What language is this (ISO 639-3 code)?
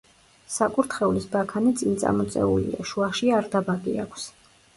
kat